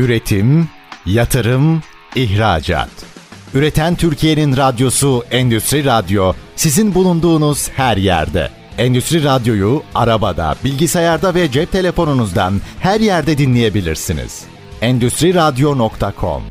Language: Turkish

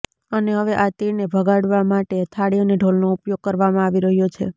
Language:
Gujarati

